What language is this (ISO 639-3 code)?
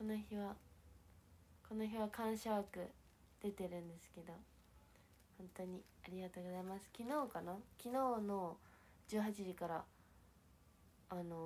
jpn